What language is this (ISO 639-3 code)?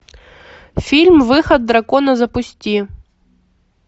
rus